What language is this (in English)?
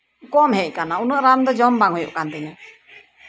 Santali